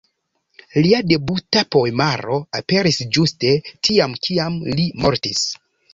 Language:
Esperanto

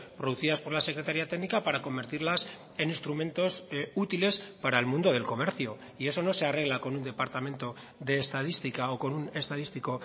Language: Spanish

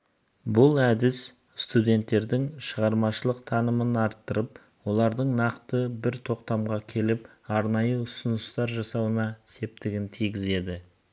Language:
Kazakh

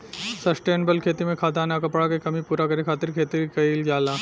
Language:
Bhojpuri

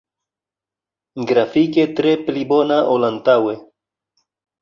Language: Esperanto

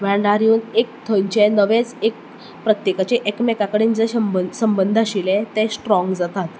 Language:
Konkani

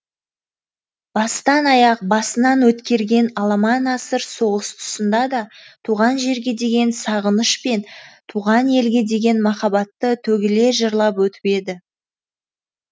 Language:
Kazakh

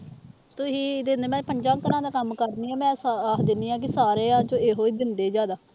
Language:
Punjabi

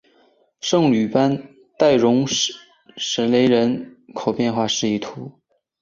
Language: Chinese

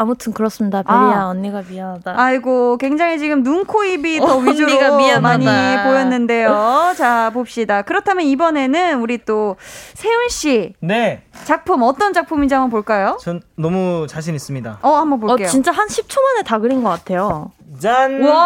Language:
Korean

